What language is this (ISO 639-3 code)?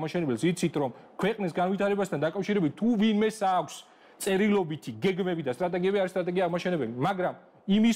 ron